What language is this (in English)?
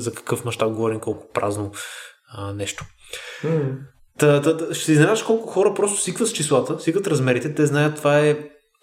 Bulgarian